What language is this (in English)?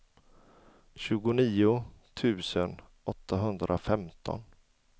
Swedish